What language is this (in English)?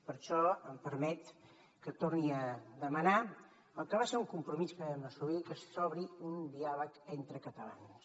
Catalan